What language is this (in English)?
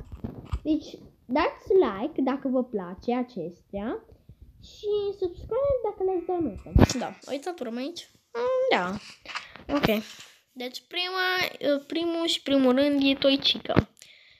Romanian